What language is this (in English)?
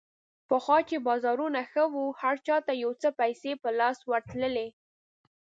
Pashto